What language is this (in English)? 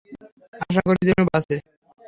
Bangla